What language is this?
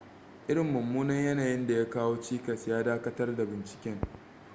Hausa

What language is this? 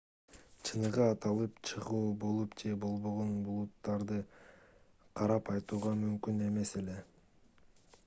Kyrgyz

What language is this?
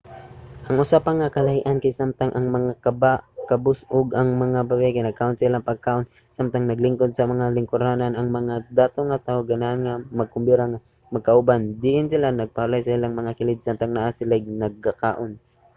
Cebuano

